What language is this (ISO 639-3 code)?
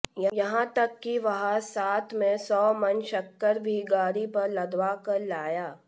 hin